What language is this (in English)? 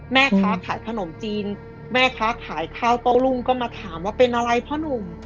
Thai